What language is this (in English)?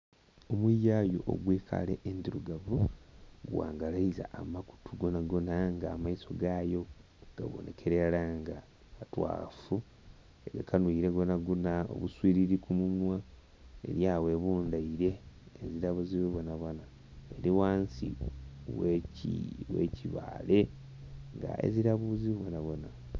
Soga